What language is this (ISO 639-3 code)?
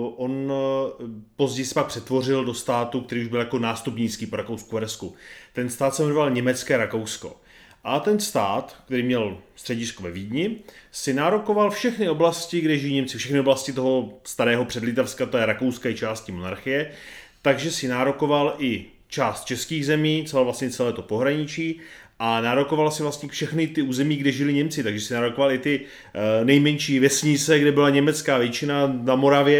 ces